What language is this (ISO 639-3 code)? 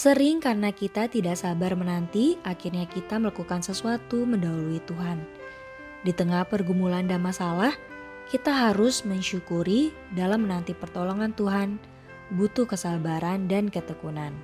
ind